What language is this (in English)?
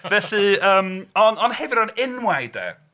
Welsh